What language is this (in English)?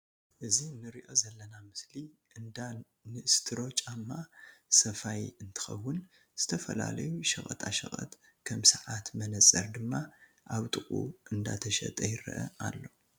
Tigrinya